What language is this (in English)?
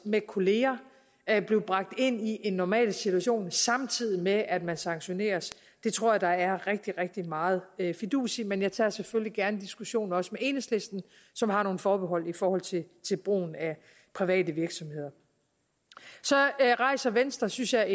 Danish